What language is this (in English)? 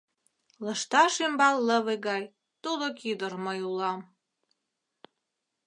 Mari